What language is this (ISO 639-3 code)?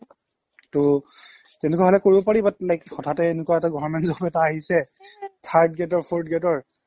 asm